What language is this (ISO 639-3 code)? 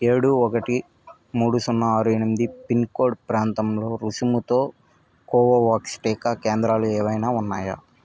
tel